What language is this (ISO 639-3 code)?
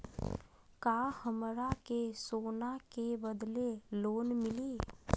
mag